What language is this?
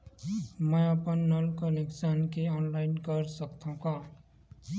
Chhattisgarhi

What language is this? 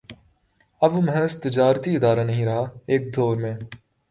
Urdu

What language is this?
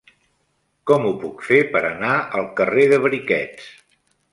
Catalan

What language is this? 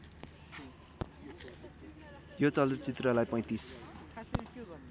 Nepali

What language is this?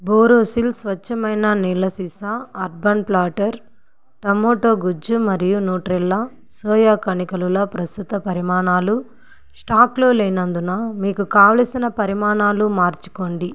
Telugu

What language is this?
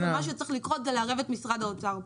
Hebrew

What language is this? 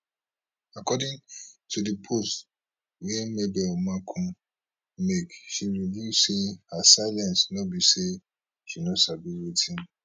Nigerian Pidgin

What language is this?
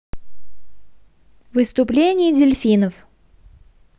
Russian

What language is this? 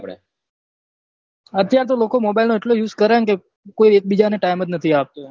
Gujarati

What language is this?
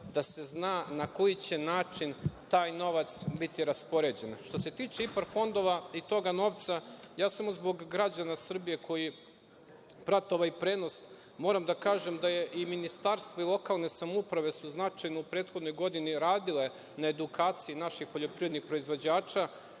Serbian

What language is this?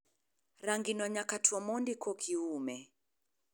Luo (Kenya and Tanzania)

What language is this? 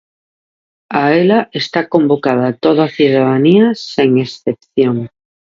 Galician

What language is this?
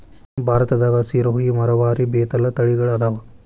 Kannada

